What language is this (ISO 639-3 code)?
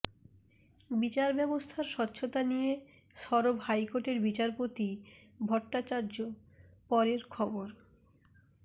ben